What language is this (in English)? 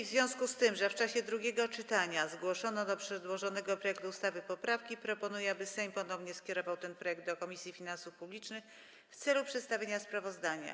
Polish